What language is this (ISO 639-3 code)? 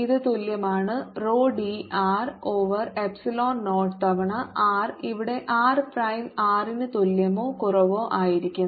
mal